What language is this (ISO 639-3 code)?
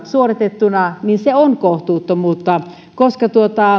fin